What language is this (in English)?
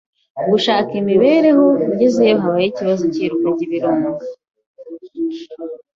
Kinyarwanda